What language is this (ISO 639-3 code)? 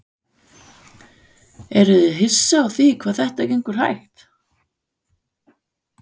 isl